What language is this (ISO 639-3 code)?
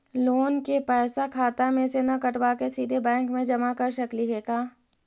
mag